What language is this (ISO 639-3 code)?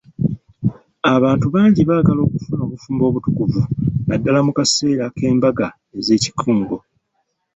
lug